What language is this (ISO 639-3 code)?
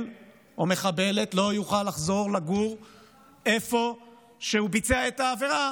heb